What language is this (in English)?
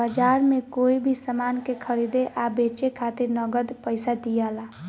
Bhojpuri